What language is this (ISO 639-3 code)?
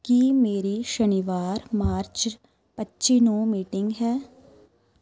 pan